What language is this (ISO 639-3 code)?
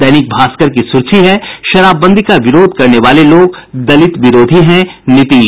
hin